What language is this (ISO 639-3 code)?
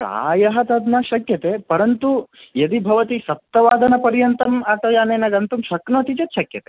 san